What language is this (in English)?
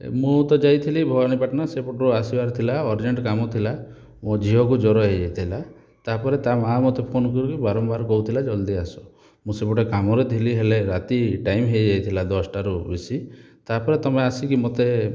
Odia